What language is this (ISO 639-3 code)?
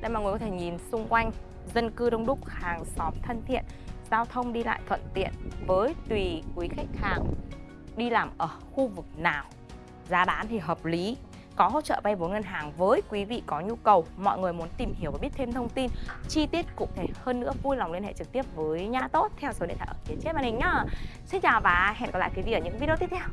vie